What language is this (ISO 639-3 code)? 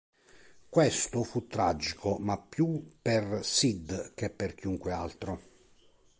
ita